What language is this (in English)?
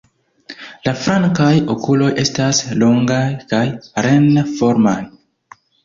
Esperanto